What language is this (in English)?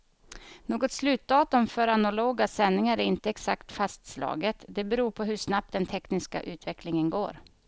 Swedish